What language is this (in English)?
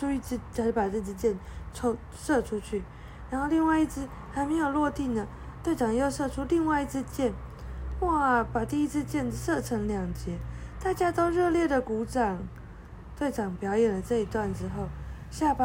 Chinese